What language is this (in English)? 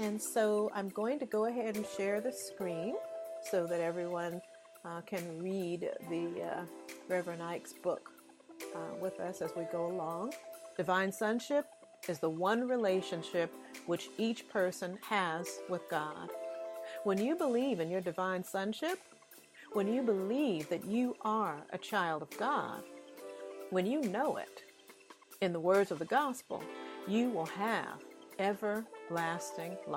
English